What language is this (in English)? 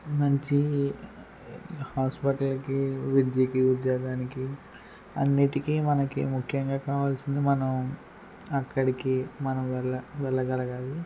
Telugu